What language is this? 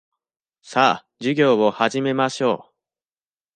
Japanese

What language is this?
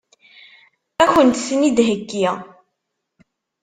Kabyle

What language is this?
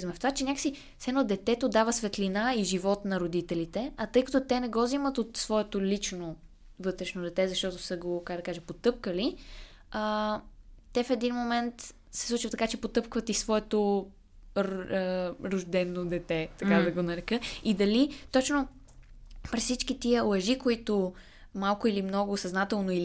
Bulgarian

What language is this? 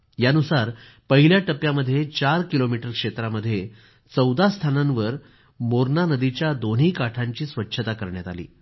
Marathi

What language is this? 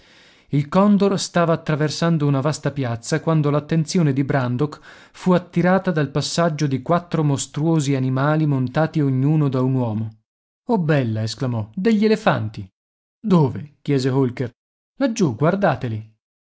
Italian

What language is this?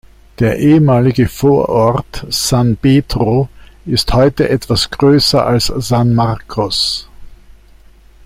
German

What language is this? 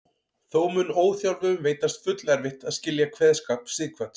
Icelandic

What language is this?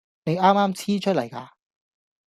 Cantonese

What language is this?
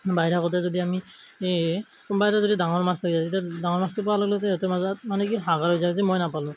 Assamese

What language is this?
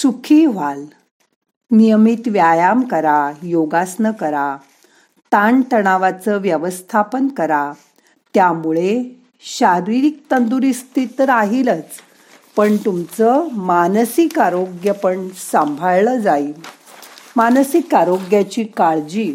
Marathi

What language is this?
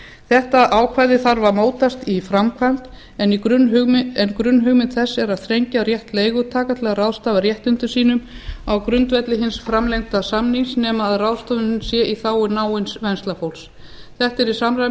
Icelandic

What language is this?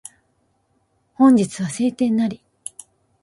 Japanese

